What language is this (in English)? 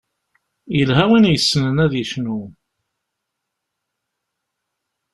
Kabyle